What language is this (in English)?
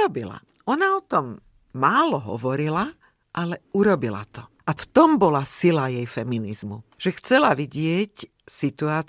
Slovak